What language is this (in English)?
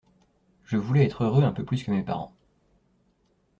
French